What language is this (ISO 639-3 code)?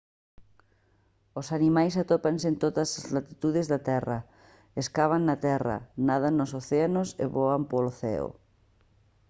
glg